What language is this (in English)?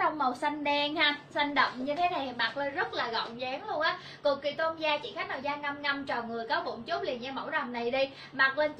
Vietnamese